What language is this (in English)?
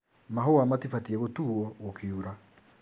Kikuyu